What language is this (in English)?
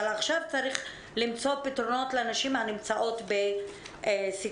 Hebrew